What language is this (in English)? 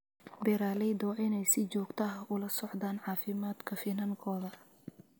Somali